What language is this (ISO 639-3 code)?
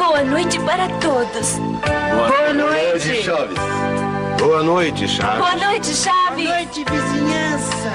por